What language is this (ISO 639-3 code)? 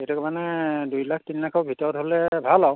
asm